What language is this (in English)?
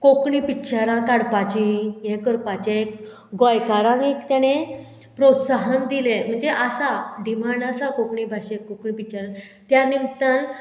Konkani